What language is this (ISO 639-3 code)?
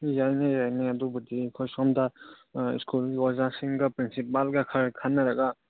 mni